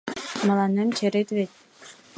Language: Mari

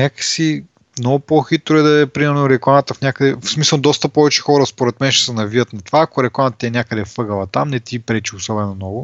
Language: Bulgarian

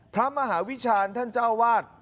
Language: Thai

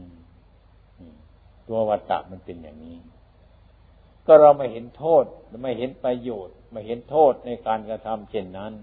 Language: Thai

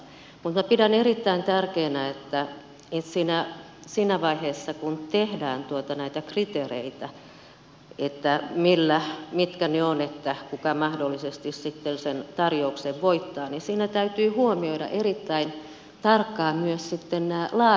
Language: Finnish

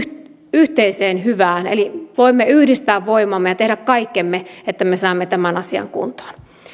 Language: Finnish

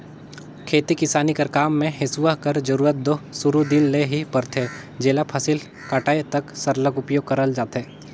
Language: Chhattisgarhi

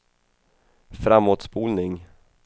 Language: Swedish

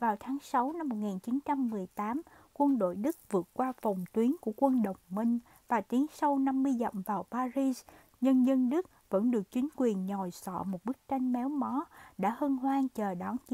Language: Vietnamese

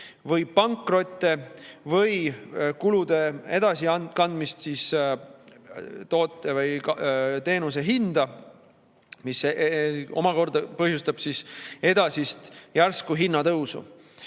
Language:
Estonian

